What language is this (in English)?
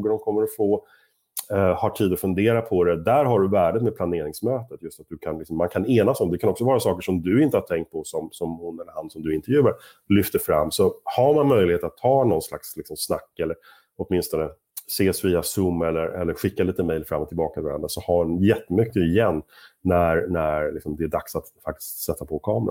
Swedish